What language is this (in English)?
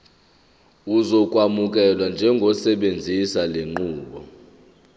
Zulu